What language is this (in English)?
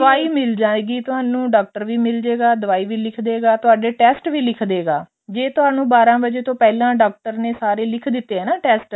Punjabi